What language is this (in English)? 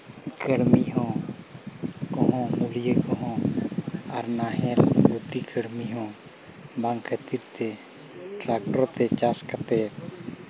Santali